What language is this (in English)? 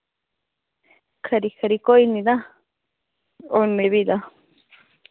Dogri